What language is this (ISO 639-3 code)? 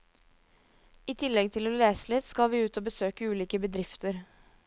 nor